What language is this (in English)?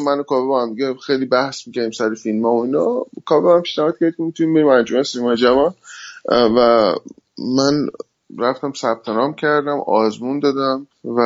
Persian